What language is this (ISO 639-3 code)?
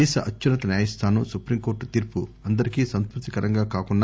tel